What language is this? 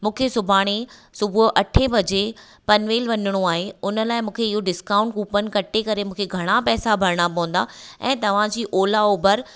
Sindhi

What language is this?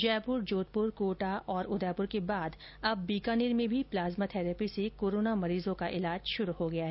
Hindi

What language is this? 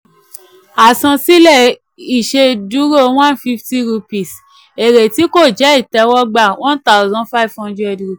Yoruba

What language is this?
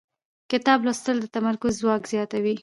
Pashto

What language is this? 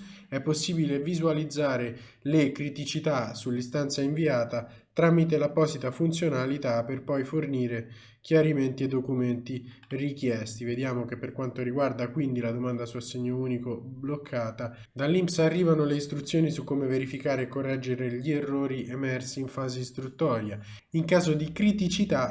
Italian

